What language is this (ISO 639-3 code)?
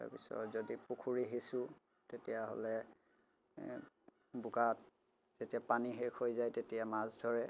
asm